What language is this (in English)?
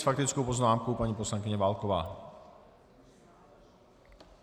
Czech